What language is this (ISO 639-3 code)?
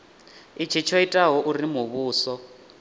ven